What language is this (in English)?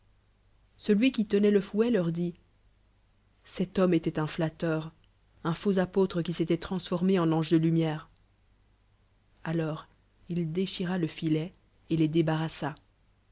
French